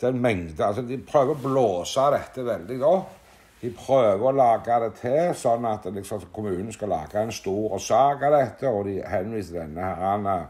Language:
Norwegian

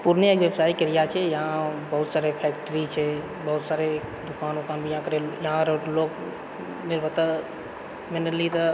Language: Maithili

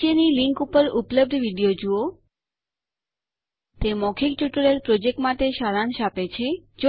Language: Gujarati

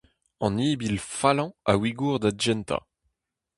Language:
Breton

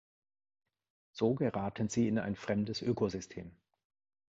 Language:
German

